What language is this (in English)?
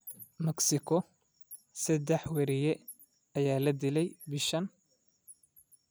Somali